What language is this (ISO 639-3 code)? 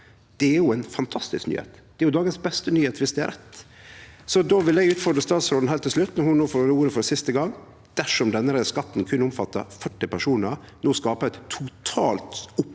nor